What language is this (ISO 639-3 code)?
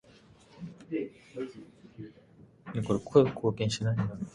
jpn